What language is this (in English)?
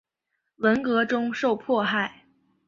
Chinese